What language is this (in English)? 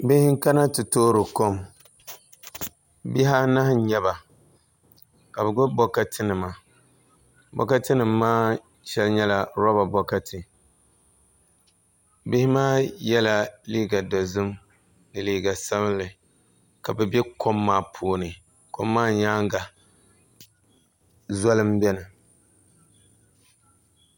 Dagbani